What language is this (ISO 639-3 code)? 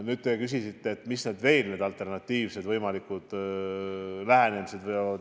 est